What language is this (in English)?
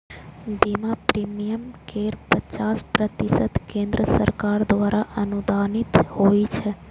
Maithili